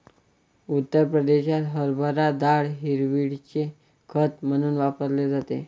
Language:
Marathi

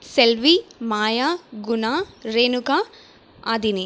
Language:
Tamil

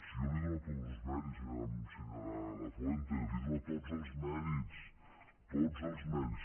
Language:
Catalan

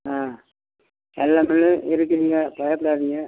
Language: Tamil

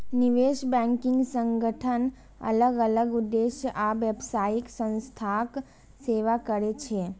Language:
Maithili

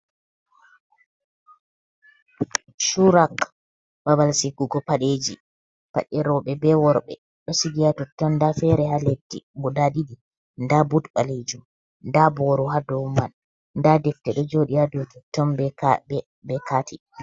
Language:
Fula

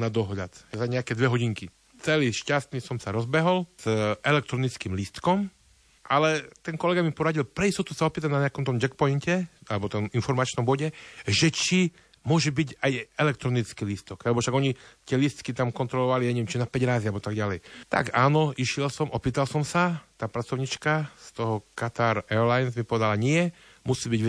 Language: Slovak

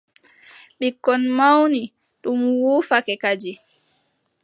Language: Adamawa Fulfulde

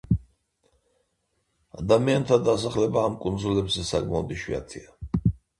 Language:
Georgian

